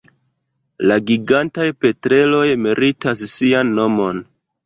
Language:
Esperanto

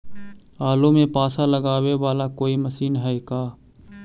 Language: Magahi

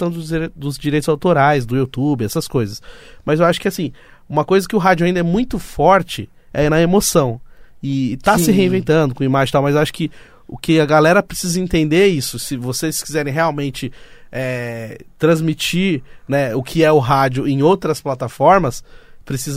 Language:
Portuguese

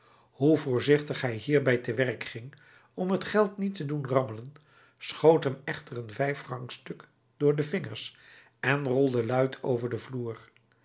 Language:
Dutch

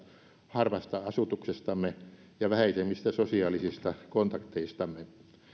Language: Finnish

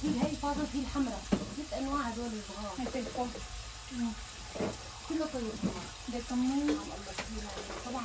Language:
Arabic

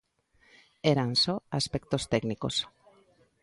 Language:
Galician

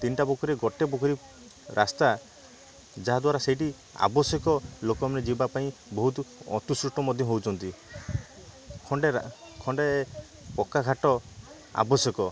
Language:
Odia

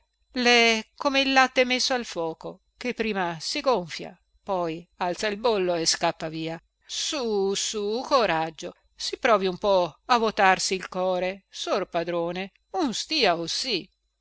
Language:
Italian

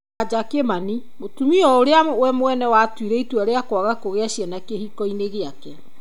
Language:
Kikuyu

